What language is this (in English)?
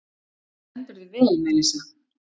Icelandic